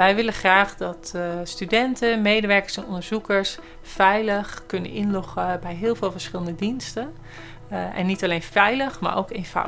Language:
Dutch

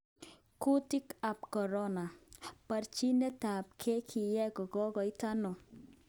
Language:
Kalenjin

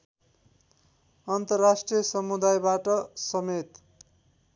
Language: Nepali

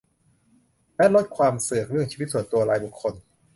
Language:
Thai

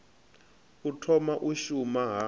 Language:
Venda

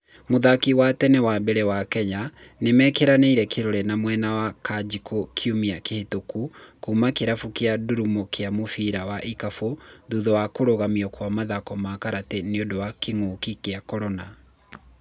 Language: Kikuyu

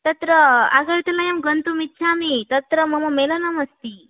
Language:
Sanskrit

